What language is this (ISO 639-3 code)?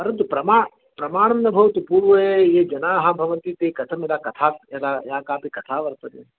san